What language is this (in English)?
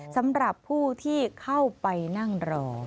Thai